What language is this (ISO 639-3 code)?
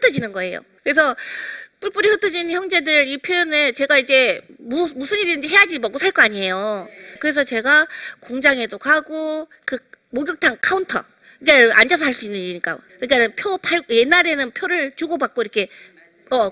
kor